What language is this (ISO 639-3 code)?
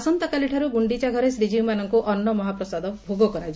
ori